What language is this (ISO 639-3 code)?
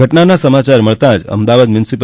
guj